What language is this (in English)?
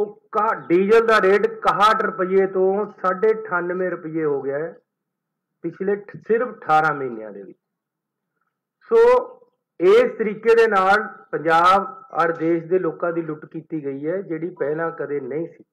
Hindi